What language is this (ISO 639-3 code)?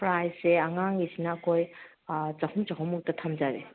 mni